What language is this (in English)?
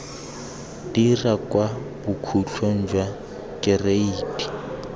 Tswana